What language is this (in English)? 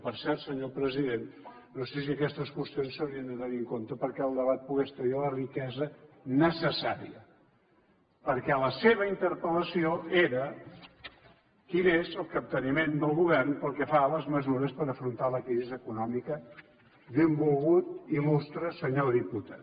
Catalan